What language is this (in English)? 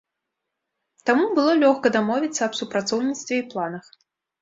Belarusian